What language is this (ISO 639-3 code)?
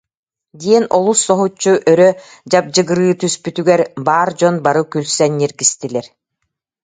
sah